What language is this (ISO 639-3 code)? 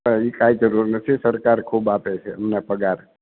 guj